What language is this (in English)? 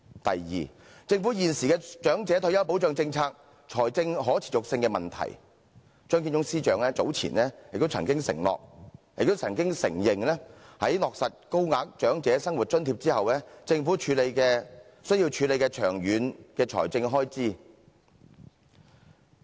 Cantonese